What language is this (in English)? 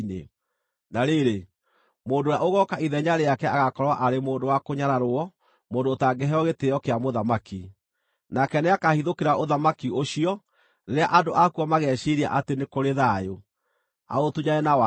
Kikuyu